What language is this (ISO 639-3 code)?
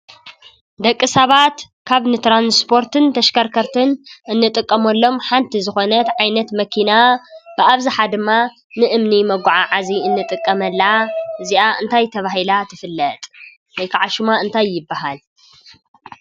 tir